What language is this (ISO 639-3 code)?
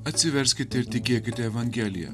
lit